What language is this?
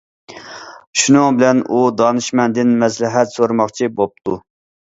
Uyghur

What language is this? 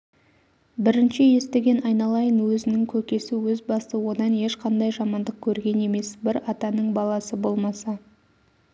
Kazakh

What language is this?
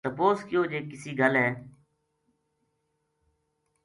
Gujari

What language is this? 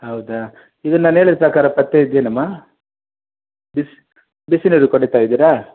Kannada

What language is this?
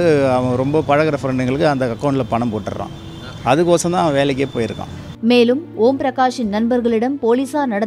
Arabic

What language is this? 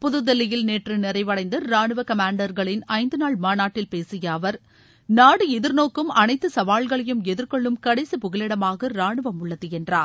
Tamil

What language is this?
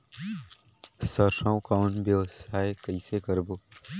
Chhattisgarhi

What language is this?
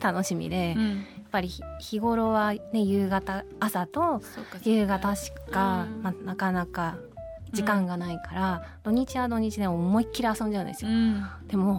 Japanese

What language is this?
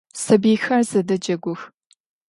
Adyghe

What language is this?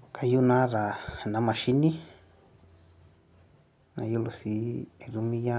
Masai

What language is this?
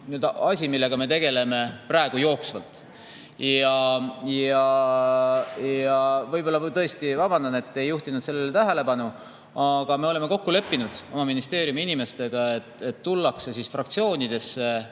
Estonian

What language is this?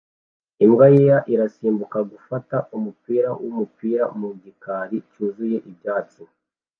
Kinyarwanda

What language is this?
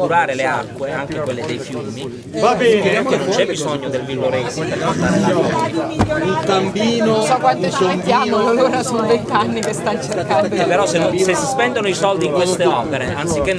Italian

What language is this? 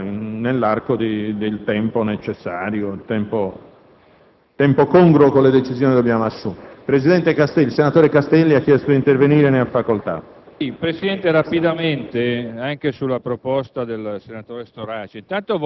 Italian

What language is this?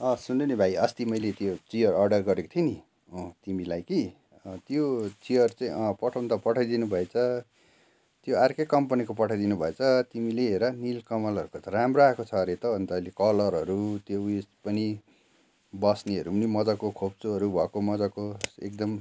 Nepali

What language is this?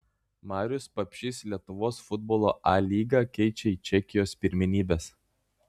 Lithuanian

